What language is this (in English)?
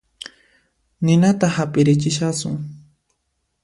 Puno Quechua